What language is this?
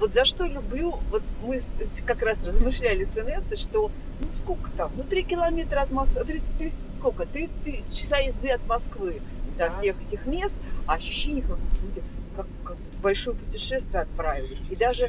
Russian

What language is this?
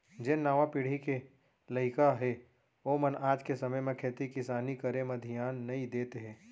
Chhattisgarhi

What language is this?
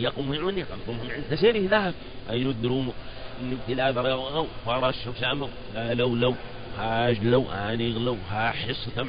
Arabic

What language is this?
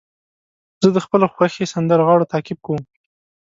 Pashto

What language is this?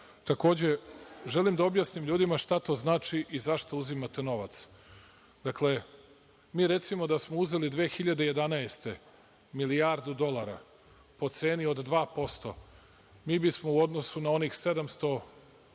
Serbian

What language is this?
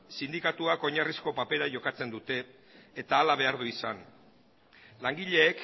Basque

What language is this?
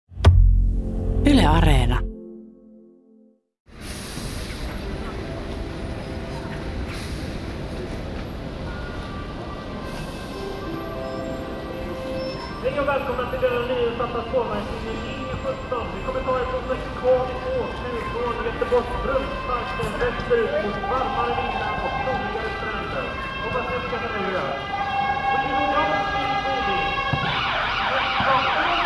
Finnish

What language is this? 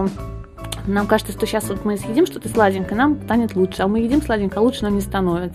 Russian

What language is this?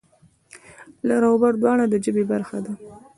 Pashto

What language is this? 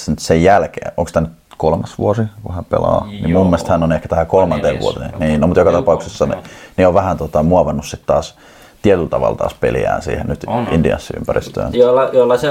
Finnish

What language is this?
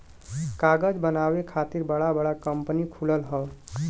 Bhojpuri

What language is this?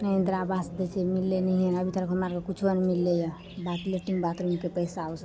Maithili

